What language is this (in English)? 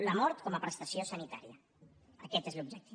Catalan